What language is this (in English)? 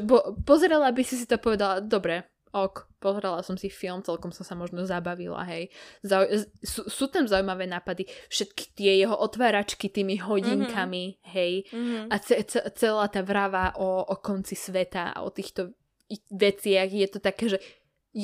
Slovak